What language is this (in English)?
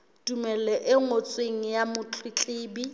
Southern Sotho